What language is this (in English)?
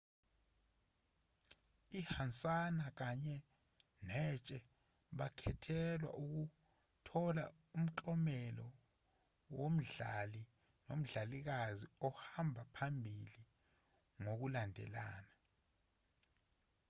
Zulu